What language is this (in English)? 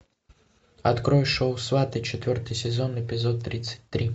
Russian